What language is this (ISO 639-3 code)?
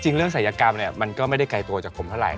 tha